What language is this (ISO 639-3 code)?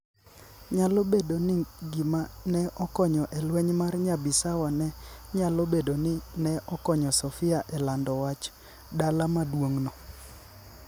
luo